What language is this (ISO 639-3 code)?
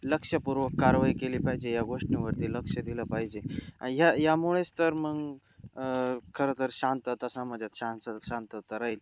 mar